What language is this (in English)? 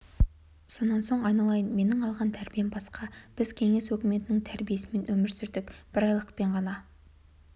Kazakh